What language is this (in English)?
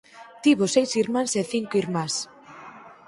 Galician